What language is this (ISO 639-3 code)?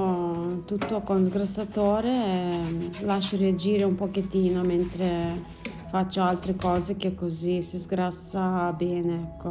ita